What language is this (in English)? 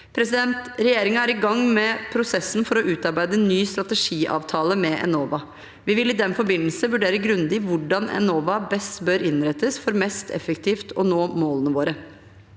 Norwegian